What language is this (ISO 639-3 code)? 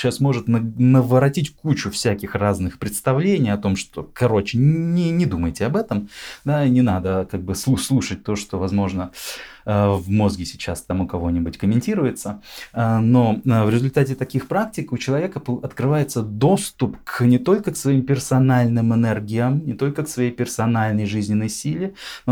rus